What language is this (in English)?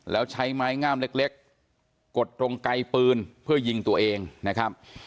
Thai